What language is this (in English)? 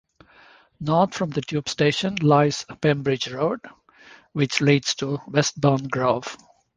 English